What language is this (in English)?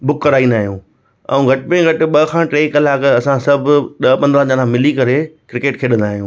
Sindhi